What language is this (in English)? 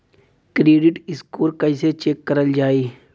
Bhojpuri